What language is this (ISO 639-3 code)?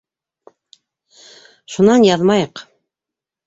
bak